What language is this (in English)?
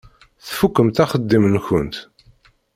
Kabyle